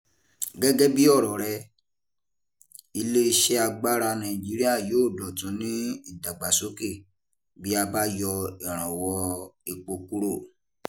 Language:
Yoruba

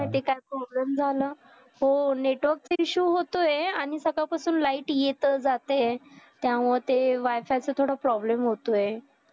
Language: Marathi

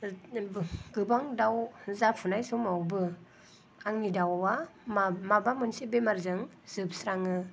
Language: Bodo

